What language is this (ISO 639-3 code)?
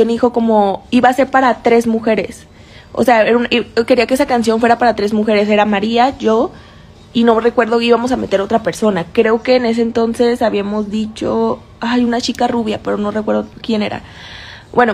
spa